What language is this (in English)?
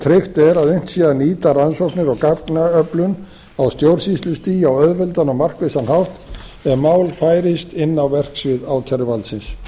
Icelandic